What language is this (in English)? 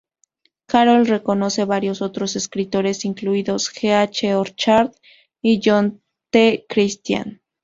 Spanish